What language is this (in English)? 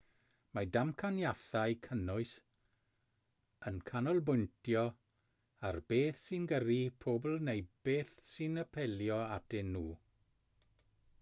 Welsh